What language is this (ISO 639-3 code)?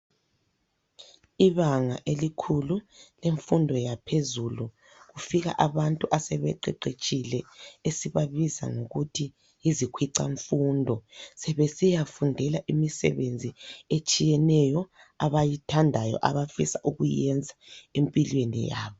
nde